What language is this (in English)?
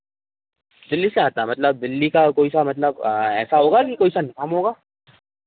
Hindi